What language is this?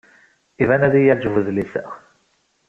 Kabyle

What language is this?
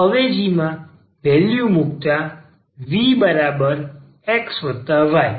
Gujarati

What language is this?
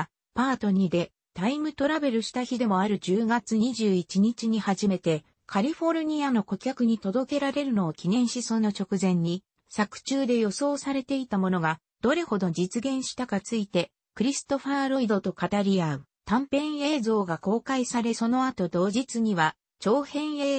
Japanese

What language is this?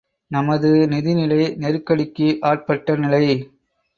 Tamil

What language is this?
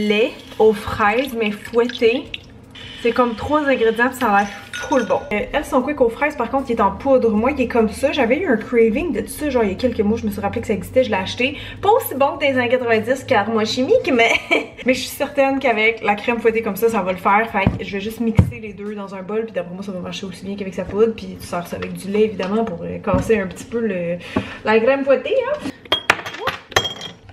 French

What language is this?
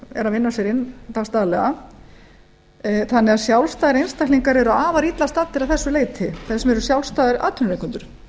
Icelandic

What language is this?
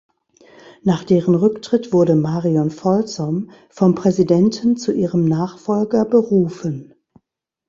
German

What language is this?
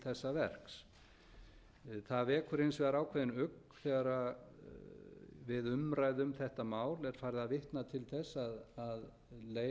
Icelandic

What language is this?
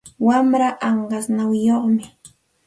Santa Ana de Tusi Pasco Quechua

